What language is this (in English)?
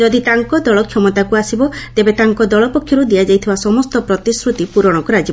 Odia